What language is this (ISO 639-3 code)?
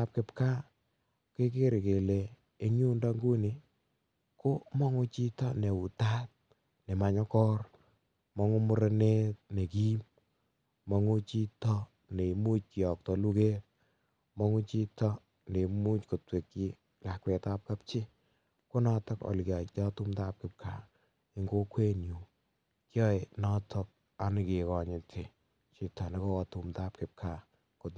kln